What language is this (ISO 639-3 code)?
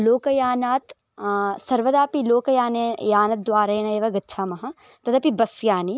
san